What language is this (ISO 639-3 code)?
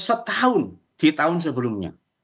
ind